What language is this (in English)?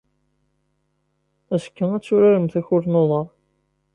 Kabyle